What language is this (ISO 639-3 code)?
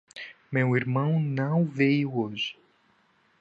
por